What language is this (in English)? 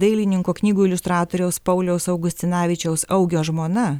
Lithuanian